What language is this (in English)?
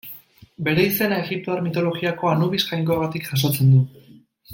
Basque